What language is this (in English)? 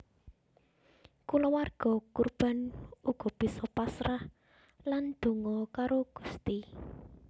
Javanese